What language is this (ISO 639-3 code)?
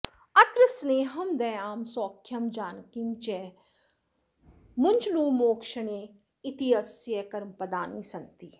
san